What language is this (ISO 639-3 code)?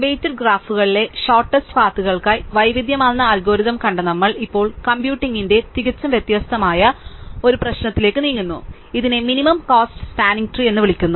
mal